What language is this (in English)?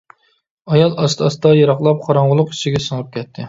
Uyghur